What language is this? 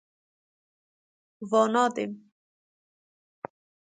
Persian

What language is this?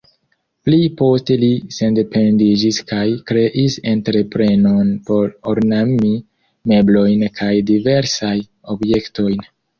Esperanto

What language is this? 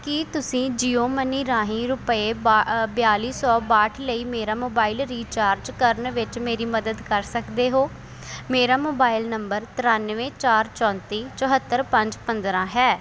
Punjabi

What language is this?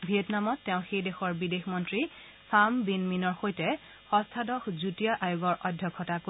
Assamese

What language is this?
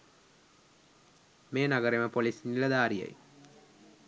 Sinhala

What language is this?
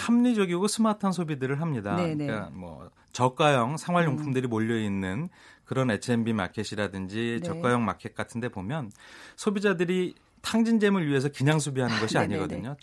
Korean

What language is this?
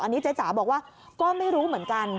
Thai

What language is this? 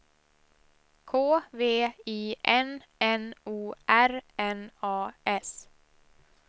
Swedish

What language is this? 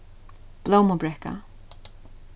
Faroese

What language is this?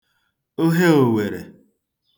Igbo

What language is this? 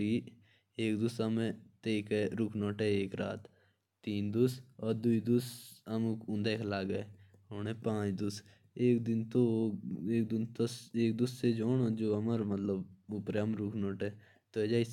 Jaunsari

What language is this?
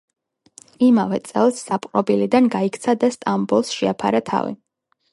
Georgian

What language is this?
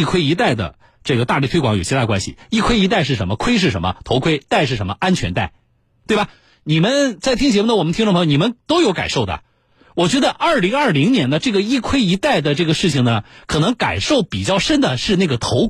Chinese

